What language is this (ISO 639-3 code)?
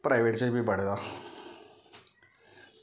doi